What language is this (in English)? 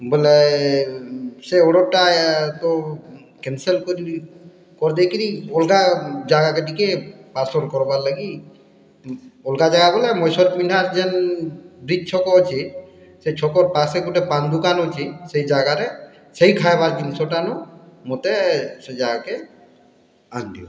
Odia